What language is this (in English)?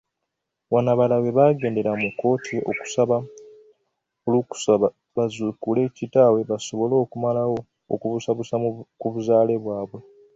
Ganda